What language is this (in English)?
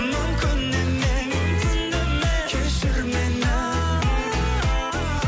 Kazakh